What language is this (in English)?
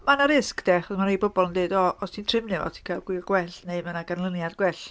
Welsh